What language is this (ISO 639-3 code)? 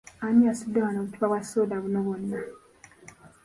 lug